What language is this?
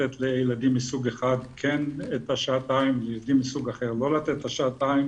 Hebrew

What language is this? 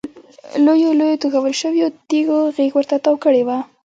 Pashto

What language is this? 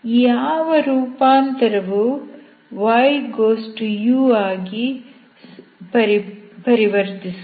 Kannada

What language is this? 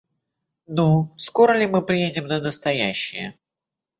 Russian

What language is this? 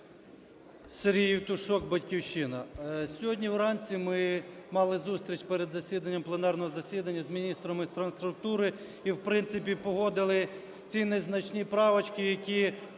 Ukrainian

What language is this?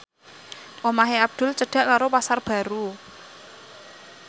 Javanese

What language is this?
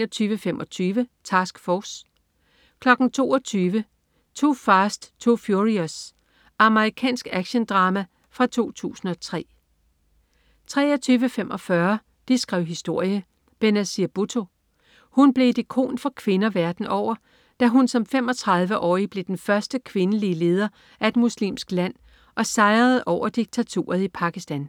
Danish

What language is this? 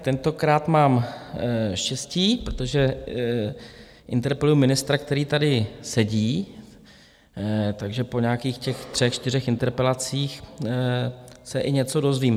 Czech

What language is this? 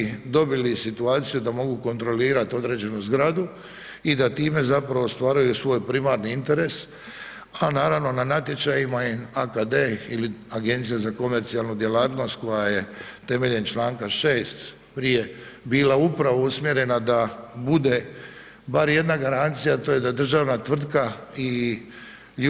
Croatian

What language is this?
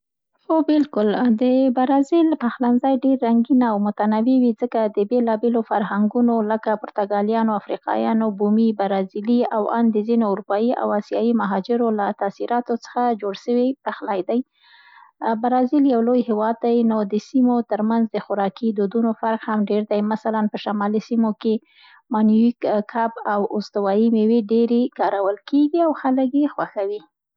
Central Pashto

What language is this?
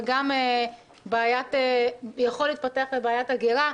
Hebrew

